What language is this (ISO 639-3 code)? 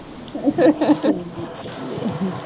pan